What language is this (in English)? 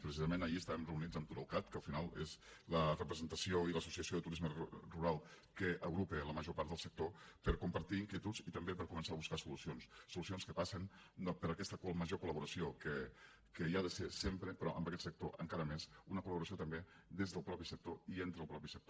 Catalan